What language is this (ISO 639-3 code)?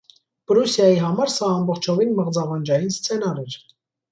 hye